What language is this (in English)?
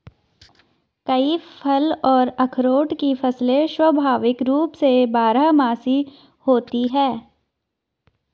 Hindi